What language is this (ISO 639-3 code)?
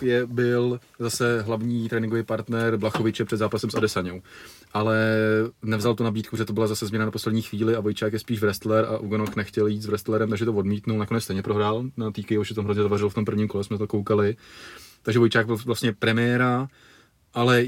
ces